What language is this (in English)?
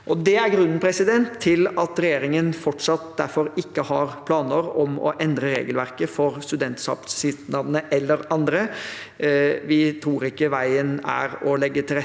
Norwegian